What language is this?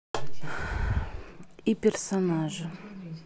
Russian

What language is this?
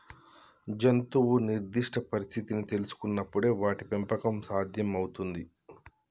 Telugu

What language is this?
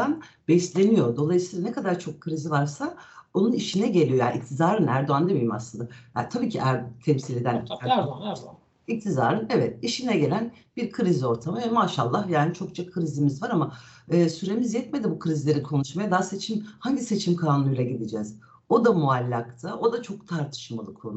Turkish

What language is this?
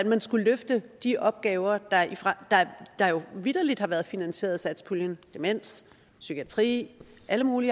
Danish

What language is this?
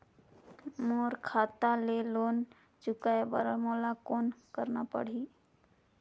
Chhattisgarhi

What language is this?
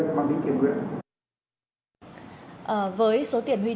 Vietnamese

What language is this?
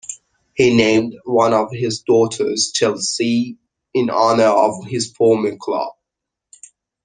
English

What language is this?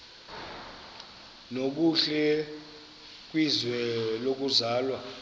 Xhosa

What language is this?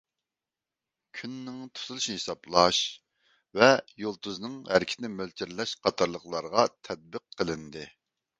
Uyghur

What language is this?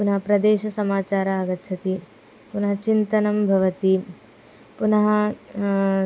Sanskrit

